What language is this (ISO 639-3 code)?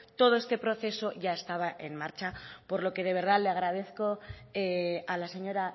spa